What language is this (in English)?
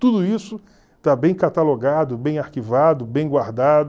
Portuguese